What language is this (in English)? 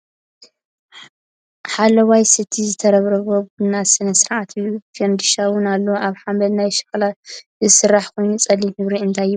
Tigrinya